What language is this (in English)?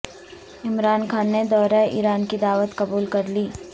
Urdu